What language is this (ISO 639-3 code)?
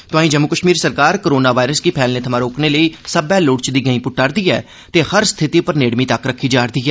doi